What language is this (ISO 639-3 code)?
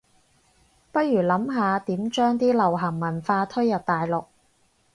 yue